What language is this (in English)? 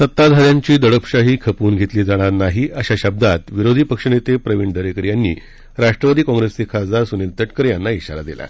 Marathi